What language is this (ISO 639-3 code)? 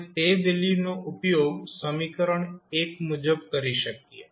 guj